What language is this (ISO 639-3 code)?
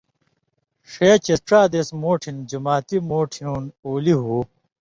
mvy